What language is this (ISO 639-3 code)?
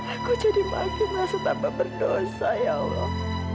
ind